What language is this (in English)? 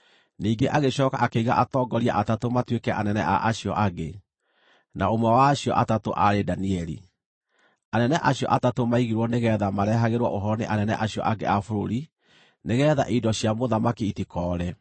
Kikuyu